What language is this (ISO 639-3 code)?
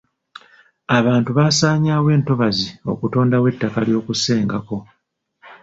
lug